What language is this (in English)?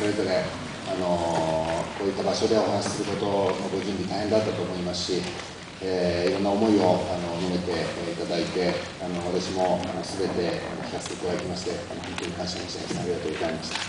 Japanese